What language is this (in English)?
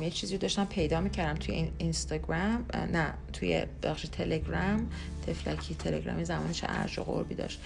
Persian